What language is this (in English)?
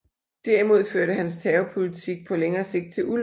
Danish